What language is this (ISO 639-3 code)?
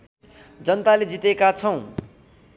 nep